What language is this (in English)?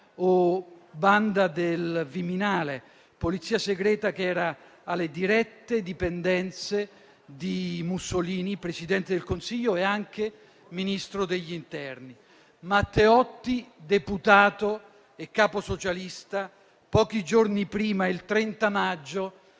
Italian